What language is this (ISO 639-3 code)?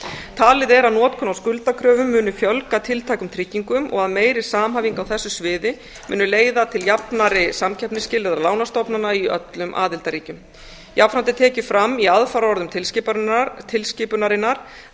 isl